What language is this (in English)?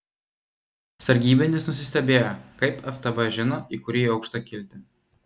Lithuanian